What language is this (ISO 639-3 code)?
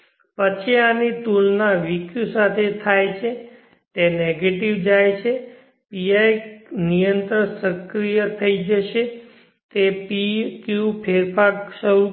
guj